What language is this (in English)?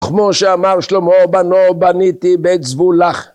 Hebrew